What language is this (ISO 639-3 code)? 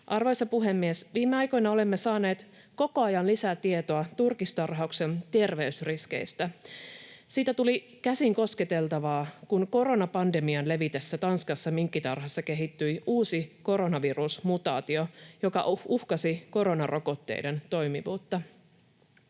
fin